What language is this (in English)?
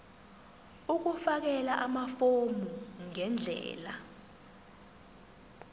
Zulu